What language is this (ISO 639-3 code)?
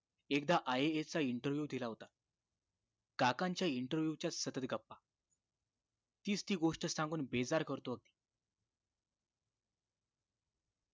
mar